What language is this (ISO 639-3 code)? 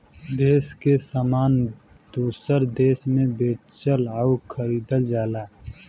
bho